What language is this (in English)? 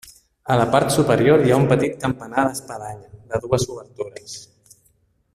Catalan